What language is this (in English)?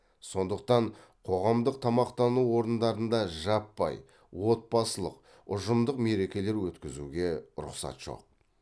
Kazakh